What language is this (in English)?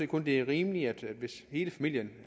Danish